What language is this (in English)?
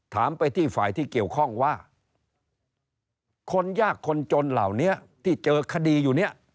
Thai